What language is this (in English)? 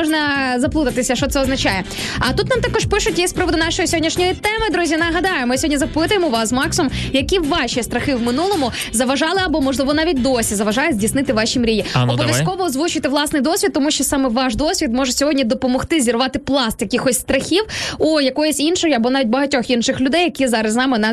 Ukrainian